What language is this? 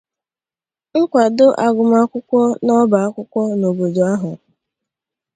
Igbo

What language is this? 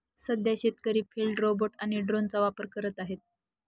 Marathi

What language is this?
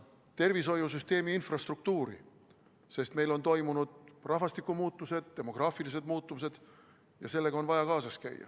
Estonian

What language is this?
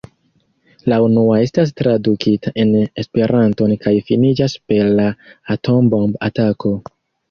Esperanto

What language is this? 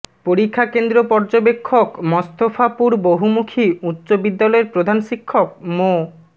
Bangla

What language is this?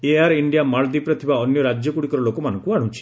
Odia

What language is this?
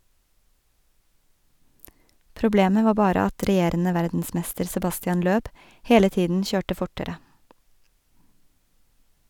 Norwegian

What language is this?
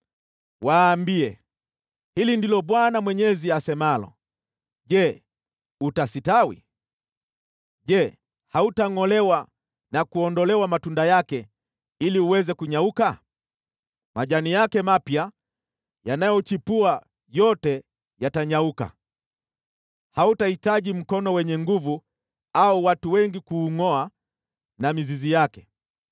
Swahili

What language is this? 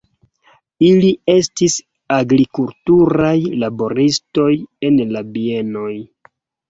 Esperanto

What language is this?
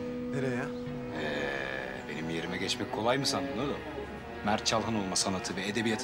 Turkish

